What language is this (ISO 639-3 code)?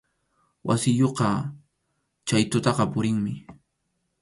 qxu